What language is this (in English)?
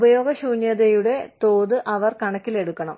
Malayalam